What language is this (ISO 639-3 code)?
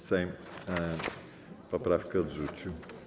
pol